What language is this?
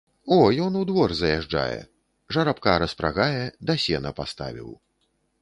Belarusian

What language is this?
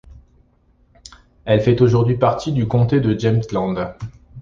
French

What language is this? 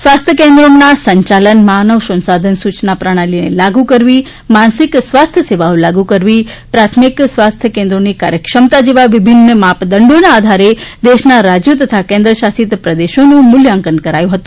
Gujarati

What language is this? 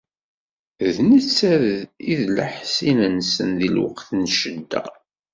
Kabyle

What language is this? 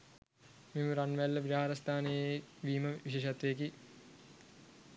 Sinhala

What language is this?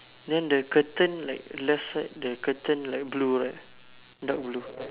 English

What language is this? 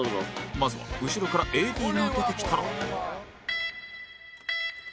Japanese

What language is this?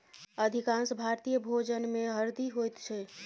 Maithili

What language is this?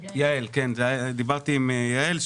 Hebrew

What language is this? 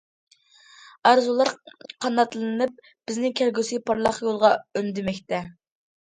Uyghur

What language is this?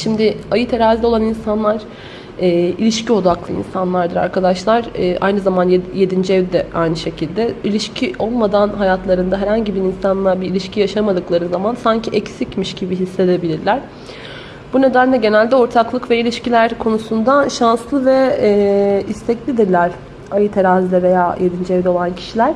Turkish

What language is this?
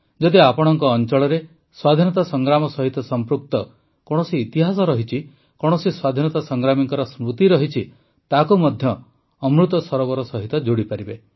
Odia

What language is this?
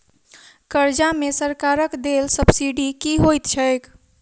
Maithili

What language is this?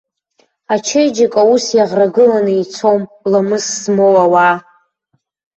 Abkhazian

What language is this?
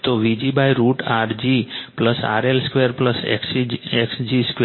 Gujarati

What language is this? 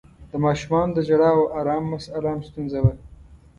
Pashto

